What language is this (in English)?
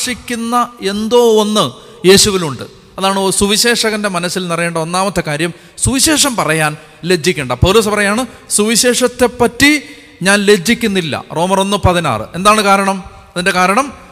Malayalam